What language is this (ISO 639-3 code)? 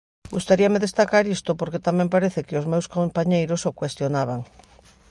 glg